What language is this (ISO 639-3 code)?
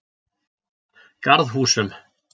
isl